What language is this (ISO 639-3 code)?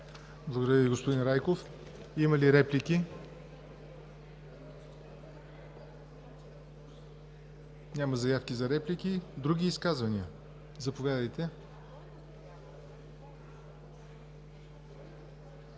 bul